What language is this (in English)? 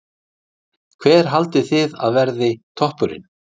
Icelandic